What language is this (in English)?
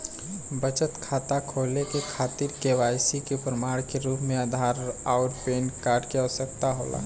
Bhojpuri